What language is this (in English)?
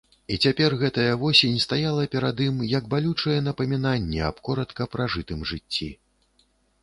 Belarusian